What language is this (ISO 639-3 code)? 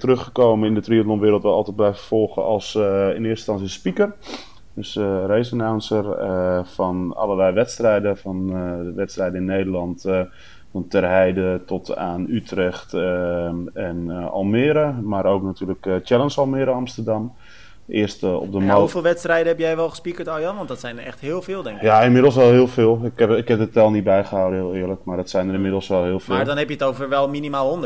nld